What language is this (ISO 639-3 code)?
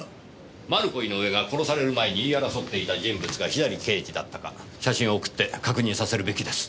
jpn